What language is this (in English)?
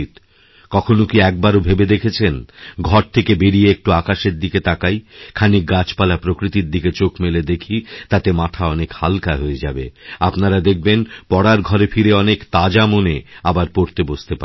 Bangla